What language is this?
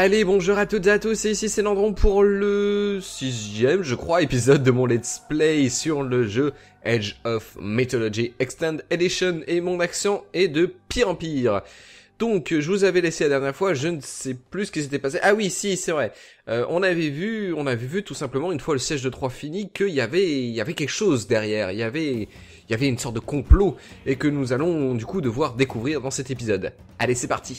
French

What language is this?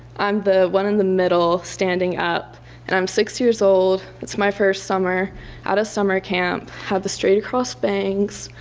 English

